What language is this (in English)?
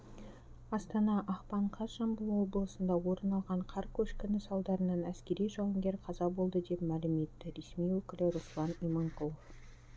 Kazakh